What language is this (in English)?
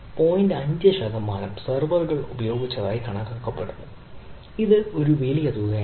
Malayalam